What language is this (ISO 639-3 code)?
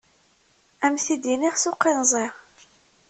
kab